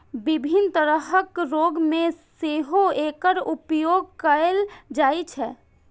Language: Maithili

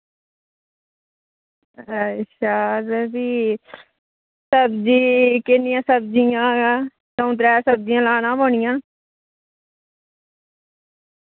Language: Dogri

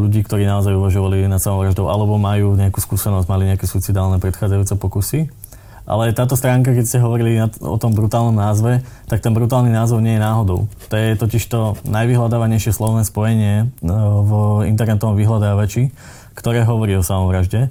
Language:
Slovak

